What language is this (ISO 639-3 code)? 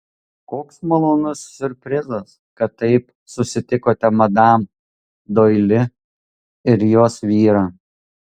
lit